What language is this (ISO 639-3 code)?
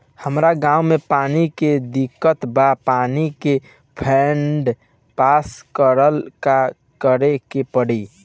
bho